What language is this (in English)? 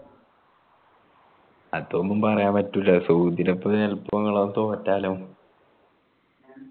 Malayalam